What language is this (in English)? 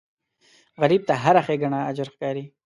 Pashto